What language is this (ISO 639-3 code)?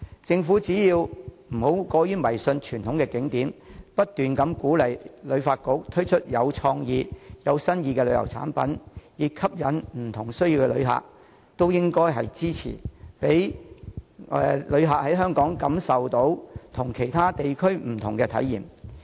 yue